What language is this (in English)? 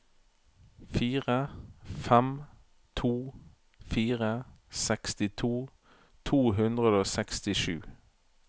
Norwegian